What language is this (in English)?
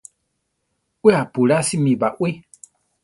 Central Tarahumara